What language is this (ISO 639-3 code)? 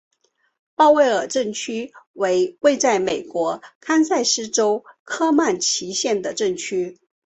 zho